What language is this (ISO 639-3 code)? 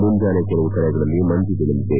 kan